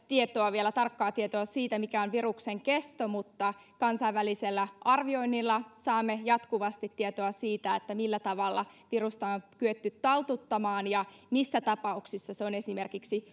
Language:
Finnish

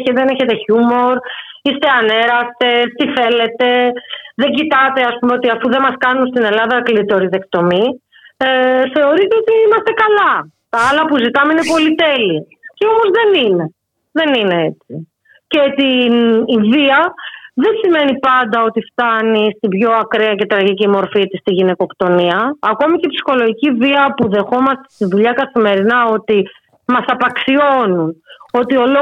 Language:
Greek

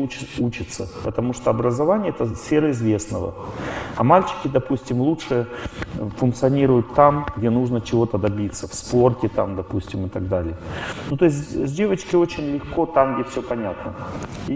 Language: Russian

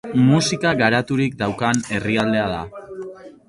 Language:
Basque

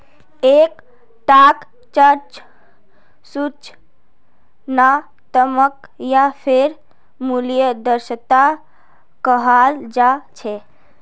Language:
Magahi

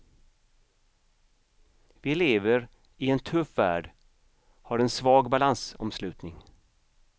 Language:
Swedish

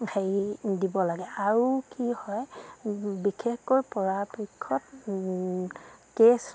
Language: Assamese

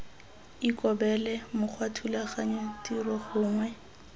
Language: Tswana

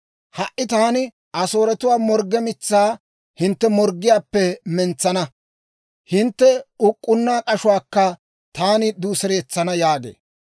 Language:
Dawro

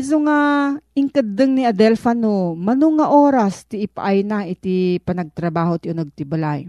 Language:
Filipino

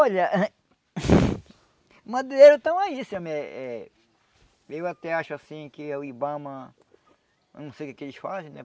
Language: Portuguese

